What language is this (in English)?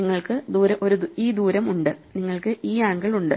Malayalam